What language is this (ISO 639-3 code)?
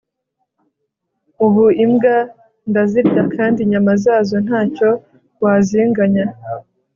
kin